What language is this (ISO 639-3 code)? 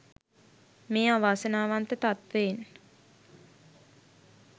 sin